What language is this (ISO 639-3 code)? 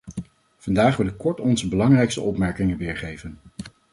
nld